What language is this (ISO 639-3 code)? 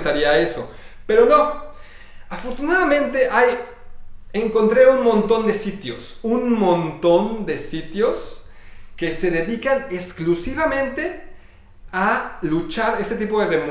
spa